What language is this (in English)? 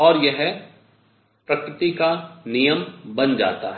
Hindi